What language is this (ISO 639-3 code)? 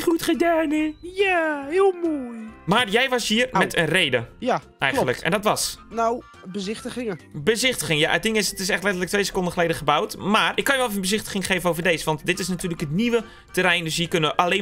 nld